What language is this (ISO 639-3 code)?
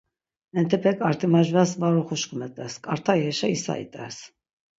lzz